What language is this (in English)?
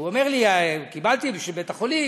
Hebrew